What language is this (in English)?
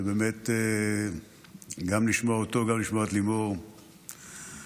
Hebrew